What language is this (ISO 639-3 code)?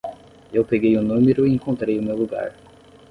por